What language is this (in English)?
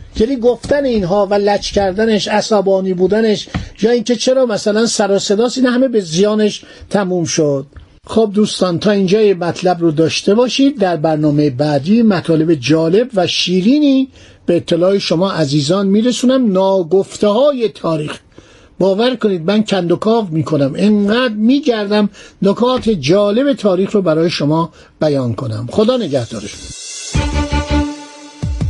Persian